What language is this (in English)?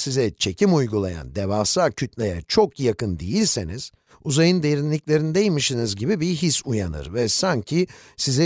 Turkish